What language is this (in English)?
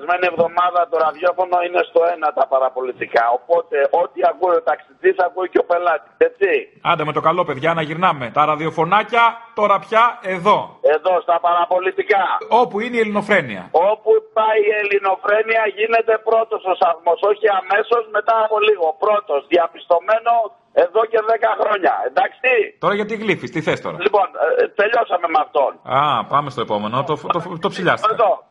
Greek